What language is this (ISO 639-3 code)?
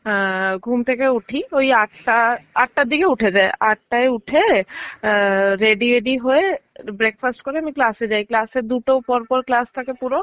ben